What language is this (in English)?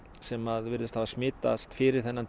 Icelandic